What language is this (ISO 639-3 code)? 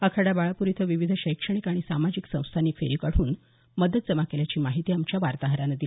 mar